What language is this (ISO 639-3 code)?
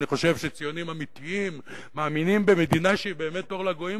heb